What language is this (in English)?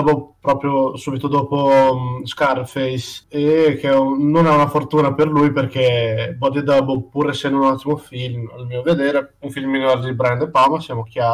Italian